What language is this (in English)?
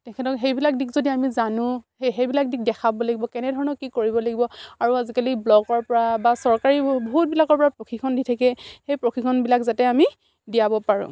Assamese